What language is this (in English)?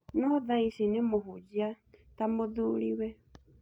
Kikuyu